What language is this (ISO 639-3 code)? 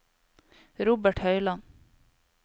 nor